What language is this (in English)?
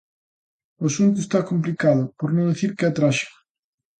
Galician